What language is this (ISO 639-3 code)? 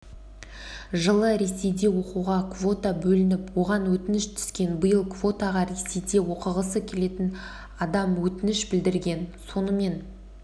kaz